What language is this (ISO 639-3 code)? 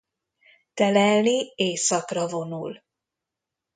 hun